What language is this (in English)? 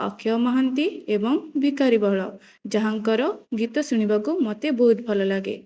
Odia